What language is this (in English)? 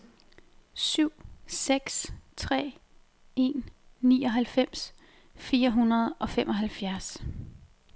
Danish